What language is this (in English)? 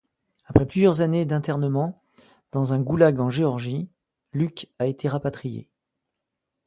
French